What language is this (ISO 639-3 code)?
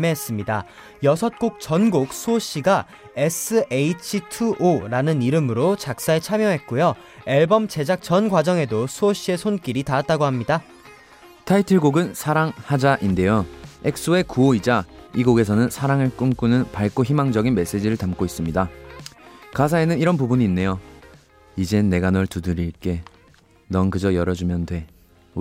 kor